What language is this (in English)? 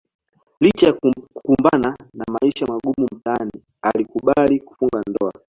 Swahili